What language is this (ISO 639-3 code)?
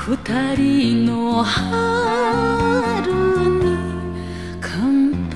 ron